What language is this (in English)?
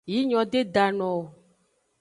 Aja (Benin)